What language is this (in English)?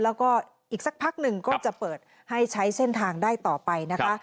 Thai